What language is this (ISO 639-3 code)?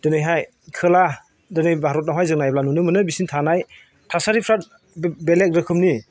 brx